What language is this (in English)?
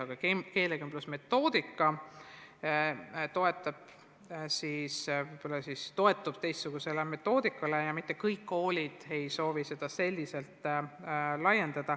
Estonian